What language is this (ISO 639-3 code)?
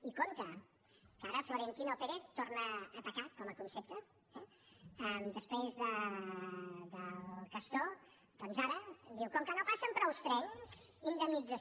cat